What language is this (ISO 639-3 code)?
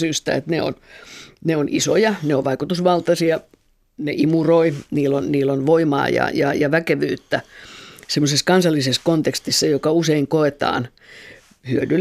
fin